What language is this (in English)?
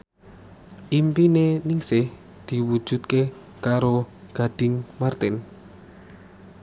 Javanese